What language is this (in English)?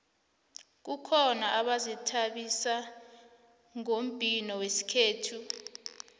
South Ndebele